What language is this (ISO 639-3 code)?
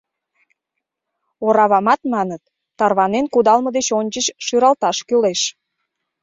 chm